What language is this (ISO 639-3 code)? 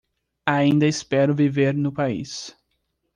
por